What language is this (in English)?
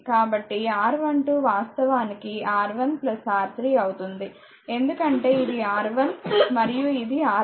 Telugu